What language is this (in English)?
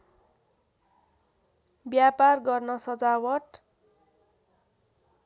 Nepali